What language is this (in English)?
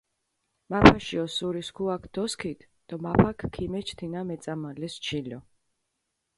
Mingrelian